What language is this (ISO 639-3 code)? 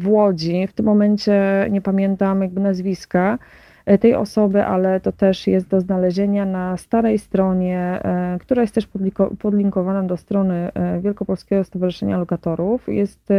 pol